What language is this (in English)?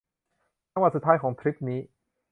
Thai